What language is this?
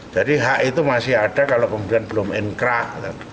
Indonesian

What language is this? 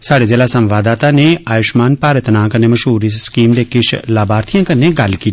Dogri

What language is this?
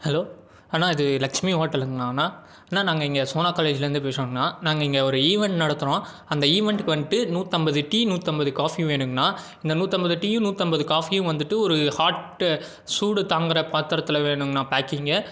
Tamil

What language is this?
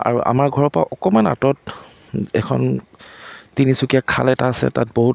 Assamese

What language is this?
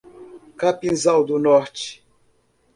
Portuguese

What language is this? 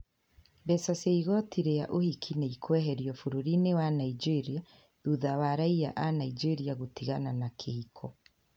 Kikuyu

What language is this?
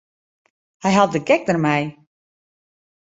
Western Frisian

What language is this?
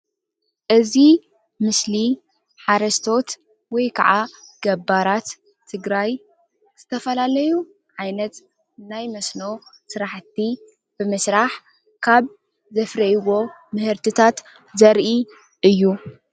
Tigrinya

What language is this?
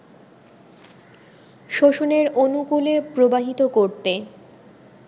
Bangla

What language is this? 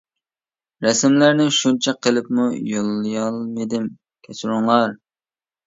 Uyghur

